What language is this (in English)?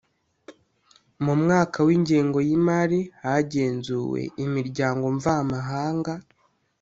Kinyarwanda